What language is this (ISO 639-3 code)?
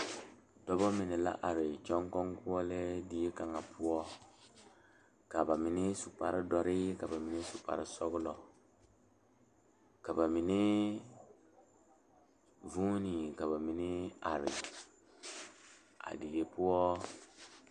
dga